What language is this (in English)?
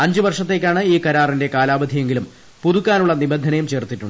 Malayalam